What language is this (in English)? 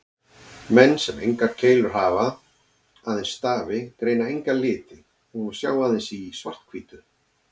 Icelandic